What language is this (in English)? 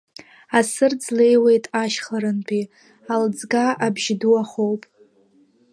Abkhazian